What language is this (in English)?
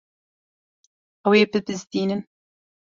Kurdish